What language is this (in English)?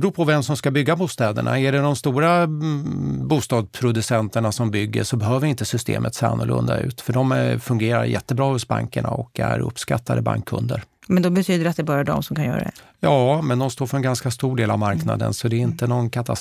Swedish